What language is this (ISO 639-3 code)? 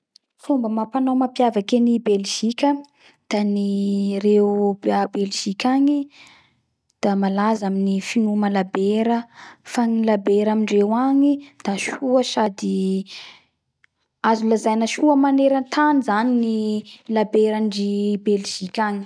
bhr